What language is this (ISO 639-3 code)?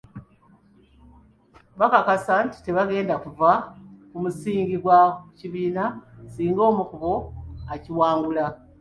lug